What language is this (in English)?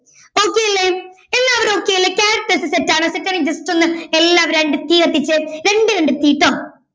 Malayalam